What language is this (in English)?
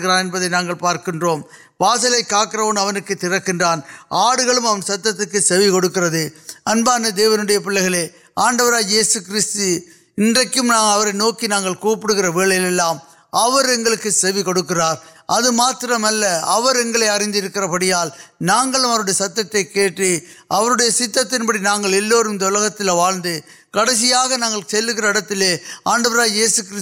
Urdu